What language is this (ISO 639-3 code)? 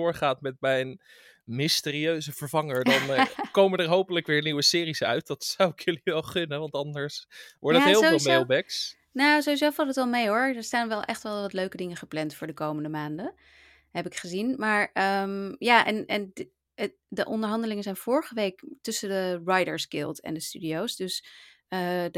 nld